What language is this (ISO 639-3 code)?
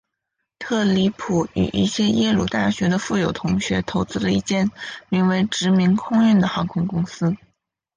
zho